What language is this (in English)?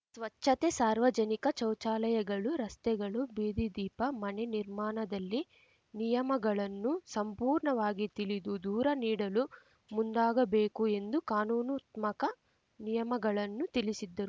Kannada